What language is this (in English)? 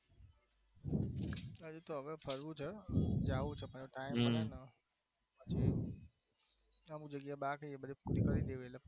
Gujarati